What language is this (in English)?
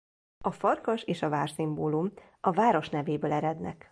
Hungarian